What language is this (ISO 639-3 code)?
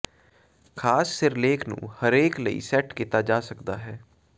pan